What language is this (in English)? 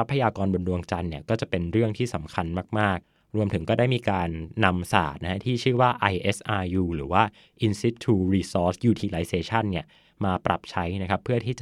Thai